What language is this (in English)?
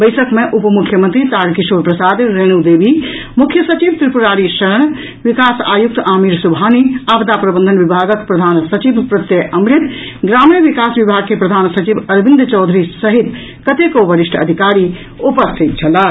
Maithili